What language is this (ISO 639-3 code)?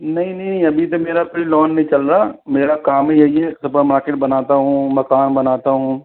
hin